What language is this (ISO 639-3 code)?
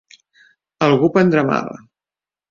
cat